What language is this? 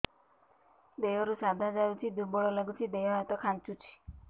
Odia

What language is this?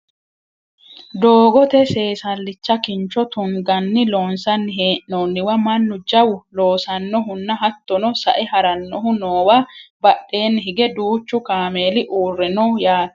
Sidamo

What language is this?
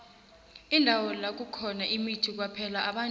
South Ndebele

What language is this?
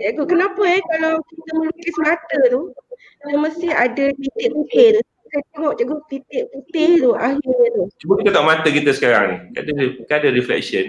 Malay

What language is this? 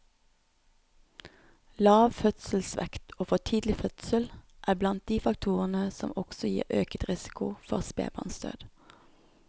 Norwegian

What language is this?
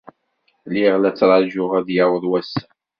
Kabyle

